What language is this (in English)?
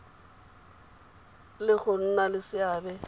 Tswana